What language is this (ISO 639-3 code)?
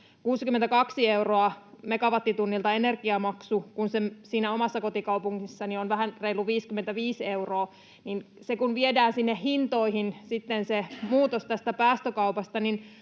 fin